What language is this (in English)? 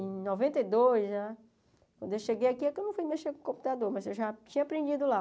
Portuguese